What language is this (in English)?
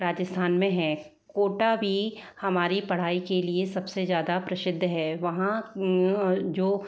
Hindi